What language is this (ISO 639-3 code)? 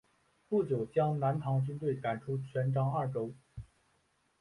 zho